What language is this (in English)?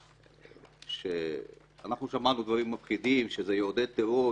Hebrew